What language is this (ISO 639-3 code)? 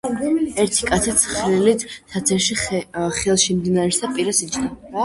kat